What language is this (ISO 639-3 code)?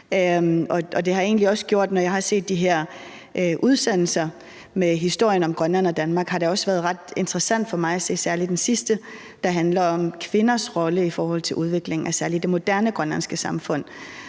dan